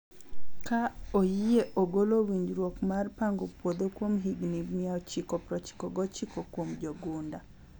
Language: Luo (Kenya and Tanzania)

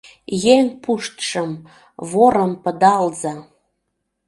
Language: Mari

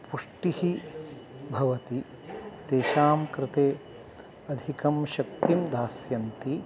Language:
Sanskrit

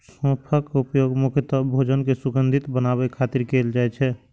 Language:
Maithili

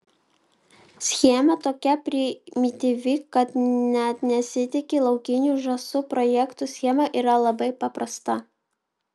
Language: Lithuanian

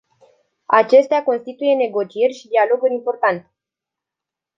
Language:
Romanian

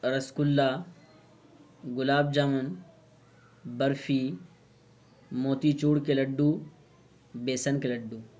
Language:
Urdu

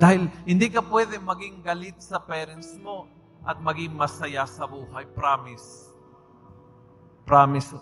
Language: Filipino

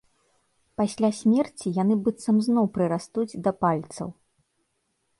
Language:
Belarusian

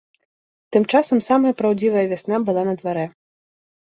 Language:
Belarusian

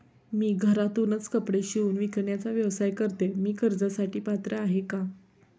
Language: Marathi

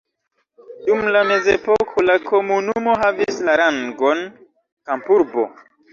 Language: Esperanto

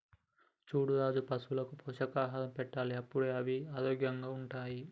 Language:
Telugu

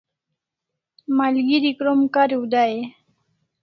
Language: Kalasha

